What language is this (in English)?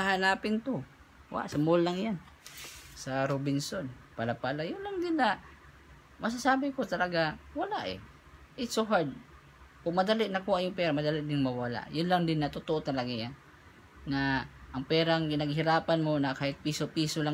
Filipino